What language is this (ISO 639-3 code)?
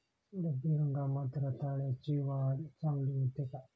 mar